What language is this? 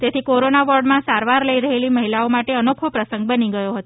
Gujarati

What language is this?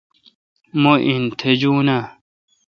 Kalkoti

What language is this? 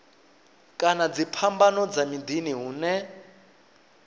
Venda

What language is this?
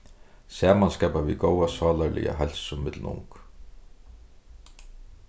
Faroese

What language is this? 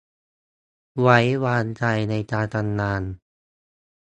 Thai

